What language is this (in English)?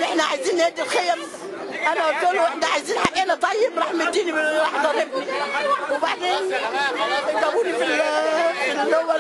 Arabic